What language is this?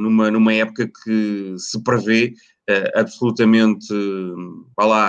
Portuguese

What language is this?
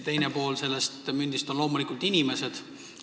Estonian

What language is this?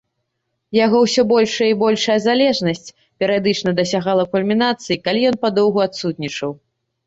Belarusian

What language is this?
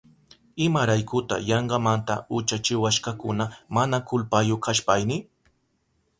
Southern Pastaza Quechua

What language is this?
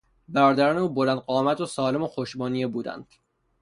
Persian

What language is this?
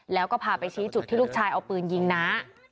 Thai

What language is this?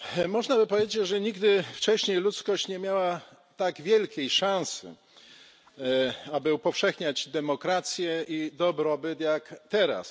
Polish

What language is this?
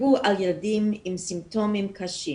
Hebrew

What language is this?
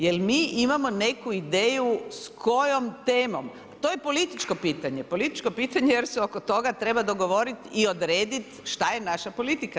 Croatian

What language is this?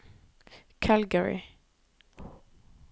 Norwegian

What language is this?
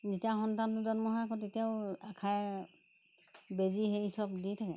Assamese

